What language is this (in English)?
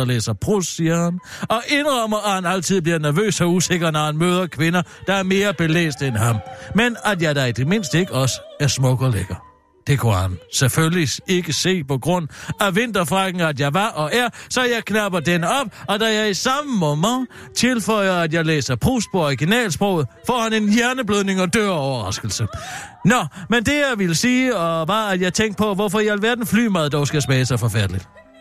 Danish